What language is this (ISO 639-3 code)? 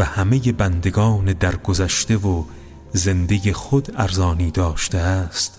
fas